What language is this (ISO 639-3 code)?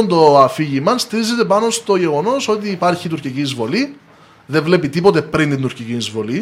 ell